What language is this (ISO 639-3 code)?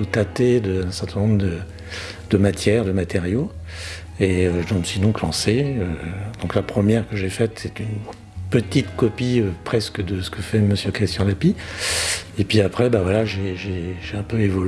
fra